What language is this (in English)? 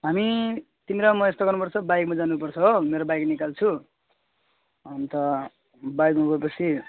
Nepali